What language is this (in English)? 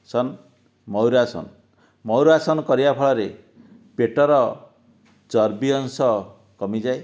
Odia